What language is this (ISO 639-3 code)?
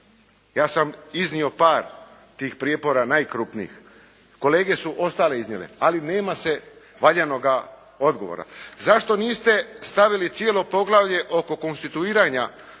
hrv